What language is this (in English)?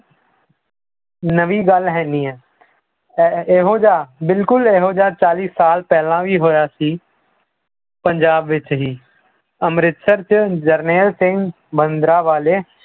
Punjabi